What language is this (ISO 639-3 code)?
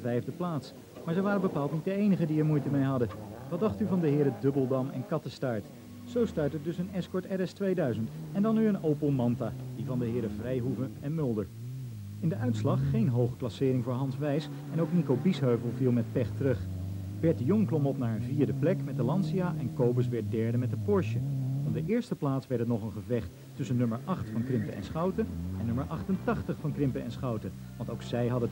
nld